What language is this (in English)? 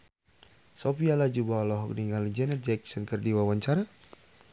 Sundanese